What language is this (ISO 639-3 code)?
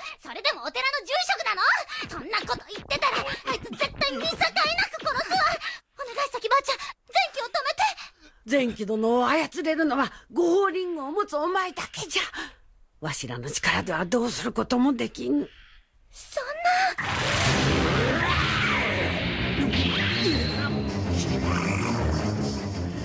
jpn